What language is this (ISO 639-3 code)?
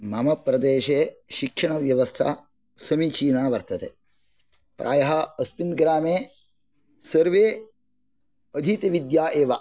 san